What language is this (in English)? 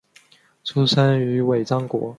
Chinese